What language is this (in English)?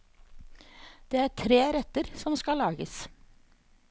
Norwegian